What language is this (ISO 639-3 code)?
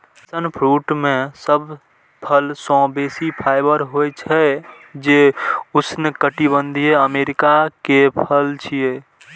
mai